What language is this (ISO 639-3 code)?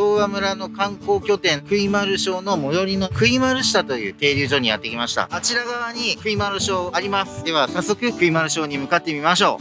jpn